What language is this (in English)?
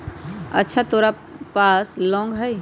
Magahi